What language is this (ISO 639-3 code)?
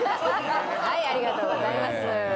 jpn